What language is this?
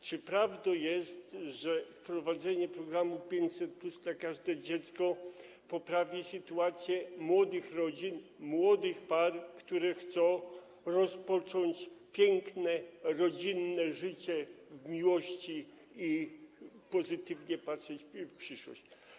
Polish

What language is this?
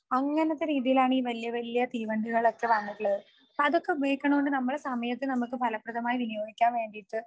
Malayalam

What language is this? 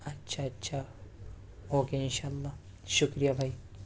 Urdu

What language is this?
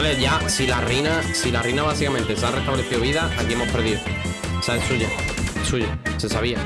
Spanish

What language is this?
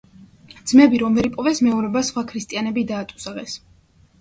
Georgian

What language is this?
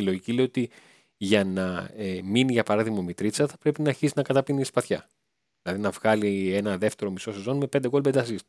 Greek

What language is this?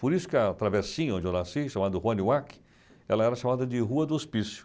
Portuguese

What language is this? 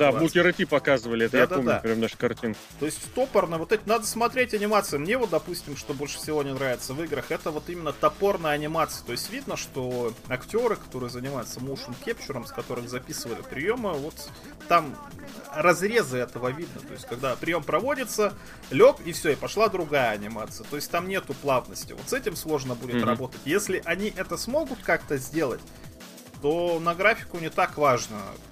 Russian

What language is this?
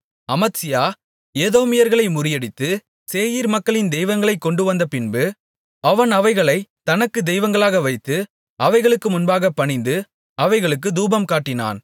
Tamil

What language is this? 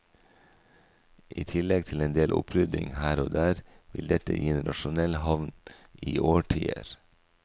Norwegian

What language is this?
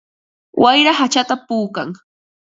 Ambo-Pasco Quechua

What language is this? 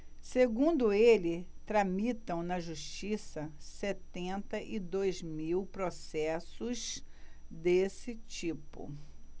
Portuguese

